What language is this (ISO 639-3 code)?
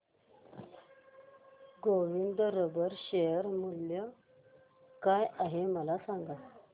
mar